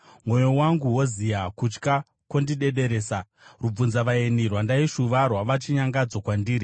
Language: Shona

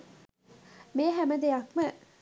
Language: Sinhala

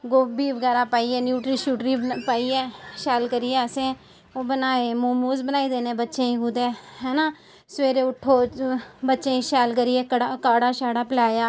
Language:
Dogri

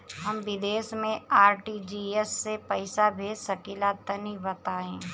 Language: Bhojpuri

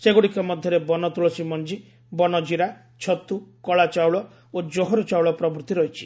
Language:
Odia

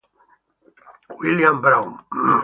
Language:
Italian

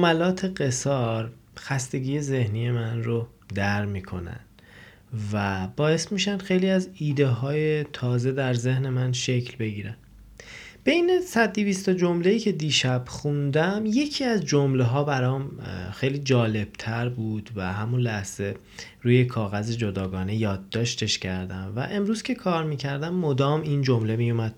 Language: Persian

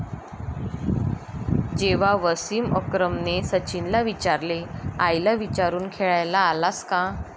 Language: Marathi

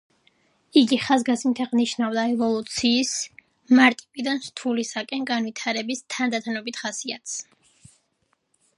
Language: Georgian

